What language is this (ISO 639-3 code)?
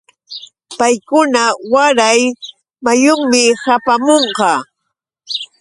qux